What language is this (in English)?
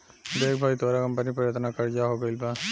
Bhojpuri